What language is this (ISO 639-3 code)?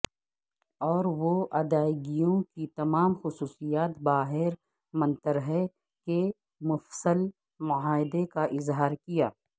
urd